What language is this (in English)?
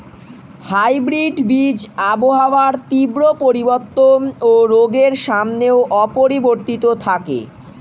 Bangla